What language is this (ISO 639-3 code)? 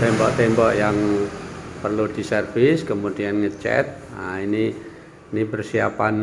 ind